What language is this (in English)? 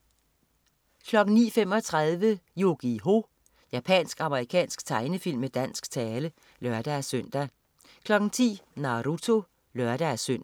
Danish